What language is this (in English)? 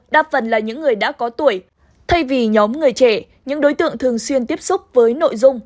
Vietnamese